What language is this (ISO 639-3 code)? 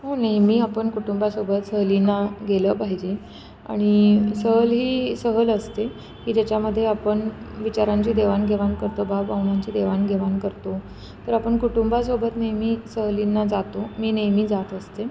mar